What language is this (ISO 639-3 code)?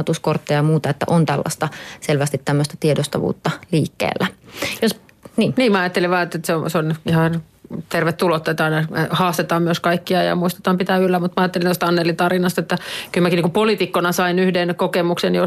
fin